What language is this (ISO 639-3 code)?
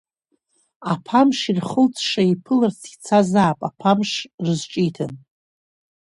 abk